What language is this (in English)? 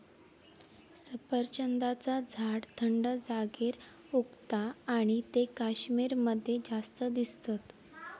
Marathi